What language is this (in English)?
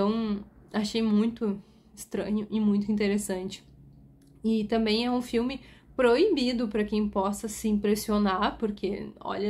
Portuguese